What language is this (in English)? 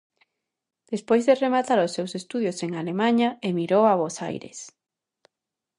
Galician